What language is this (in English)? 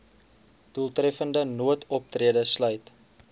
Afrikaans